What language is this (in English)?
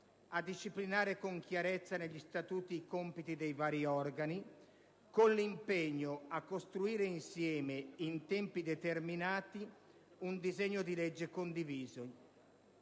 Italian